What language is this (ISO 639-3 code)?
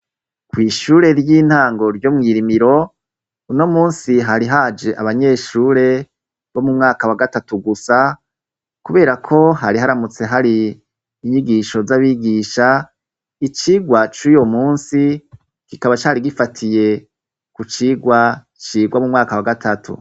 run